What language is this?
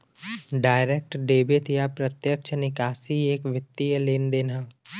Bhojpuri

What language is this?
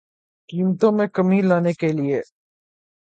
Urdu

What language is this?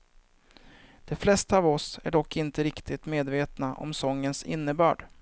Swedish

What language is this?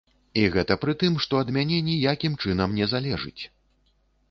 Belarusian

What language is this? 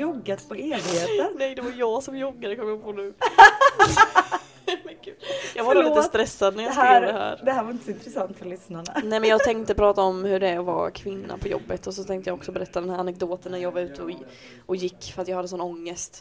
Swedish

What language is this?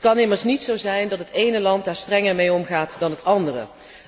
Dutch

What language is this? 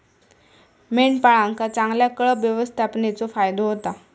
Marathi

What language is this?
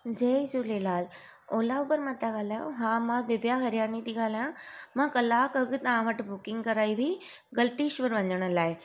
Sindhi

